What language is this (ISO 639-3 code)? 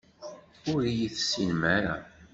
kab